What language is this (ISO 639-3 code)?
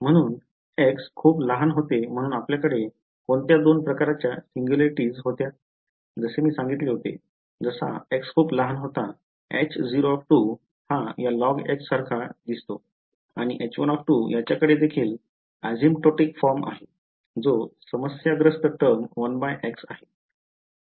mar